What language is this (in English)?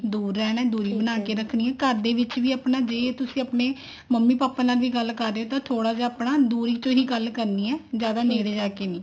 Punjabi